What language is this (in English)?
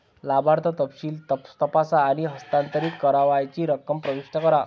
Marathi